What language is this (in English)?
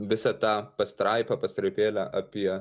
Lithuanian